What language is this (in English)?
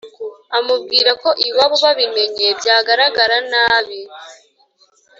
Kinyarwanda